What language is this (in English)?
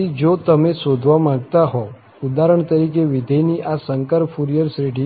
Gujarati